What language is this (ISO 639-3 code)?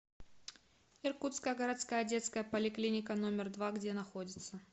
rus